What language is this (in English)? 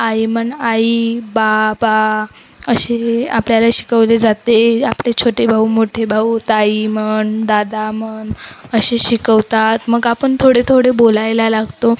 Marathi